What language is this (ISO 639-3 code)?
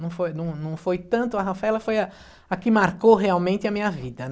por